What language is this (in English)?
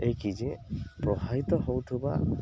Odia